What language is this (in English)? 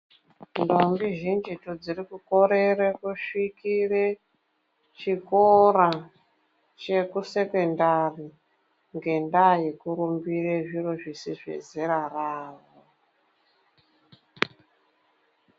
Ndau